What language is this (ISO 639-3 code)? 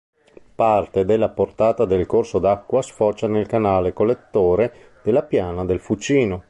ita